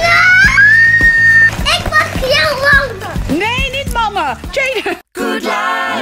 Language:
Dutch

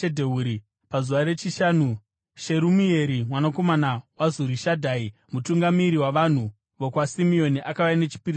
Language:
Shona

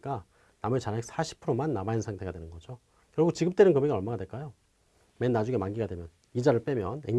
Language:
Korean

